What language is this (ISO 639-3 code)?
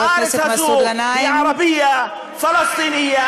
heb